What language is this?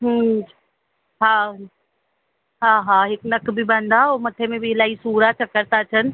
Sindhi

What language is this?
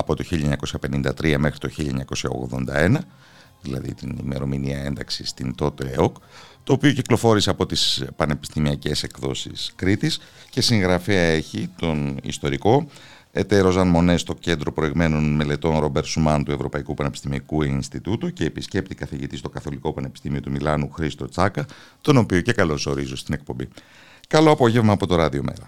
Greek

